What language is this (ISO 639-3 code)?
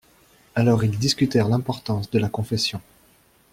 fra